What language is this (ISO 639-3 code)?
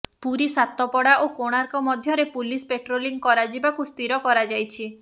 ori